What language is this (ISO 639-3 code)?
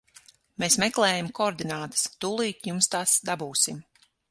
lav